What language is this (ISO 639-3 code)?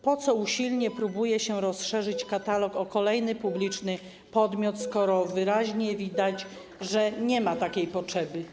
pol